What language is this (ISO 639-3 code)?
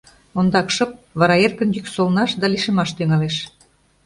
chm